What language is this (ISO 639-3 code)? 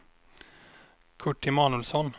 swe